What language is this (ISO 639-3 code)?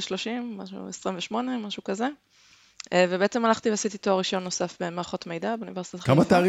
heb